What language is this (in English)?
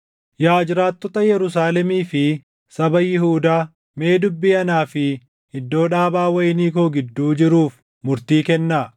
Oromo